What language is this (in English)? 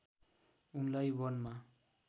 Nepali